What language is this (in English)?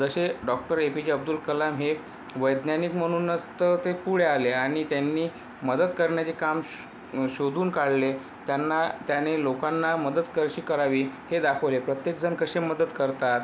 Marathi